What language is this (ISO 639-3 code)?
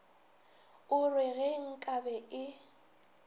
nso